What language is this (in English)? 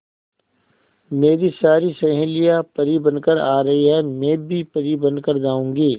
Hindi